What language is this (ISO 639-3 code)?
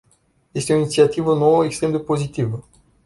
ron